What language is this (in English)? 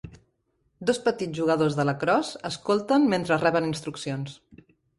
Catalan